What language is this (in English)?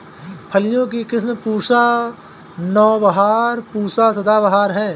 Hindi